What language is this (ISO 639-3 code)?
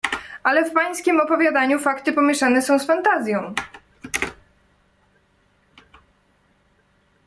pol